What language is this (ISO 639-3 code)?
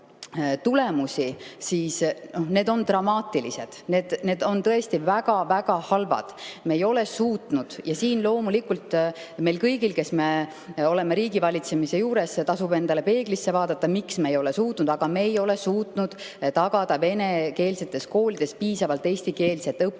est